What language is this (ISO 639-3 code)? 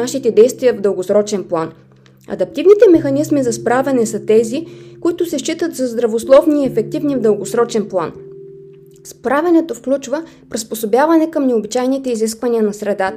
bul